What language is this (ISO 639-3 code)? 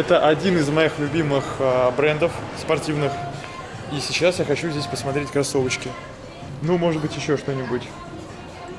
rus